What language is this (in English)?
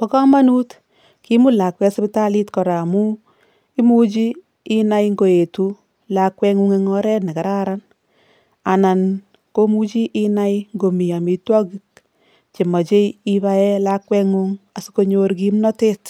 Kalenjin